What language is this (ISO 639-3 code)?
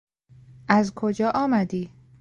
fas